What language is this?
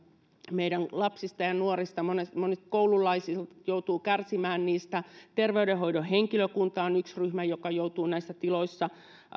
Finnish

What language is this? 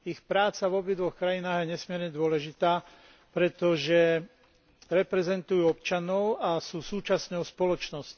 Slovak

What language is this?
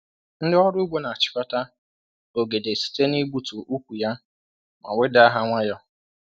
Igbo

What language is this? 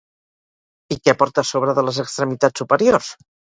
Catalan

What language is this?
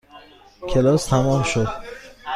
Persian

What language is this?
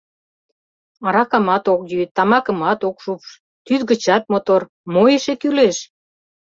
Mari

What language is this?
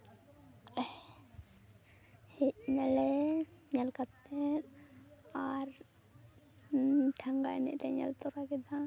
Santali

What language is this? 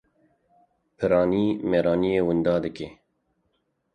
Kurdish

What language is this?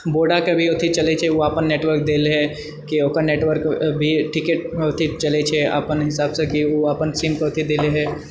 Maithili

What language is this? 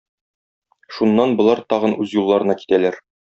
Tatar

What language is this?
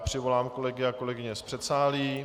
Czech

